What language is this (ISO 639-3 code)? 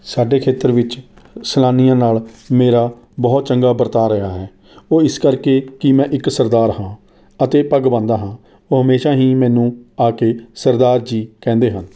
pan